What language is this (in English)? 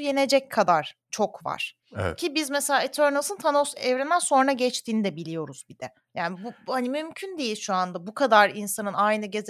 Turkish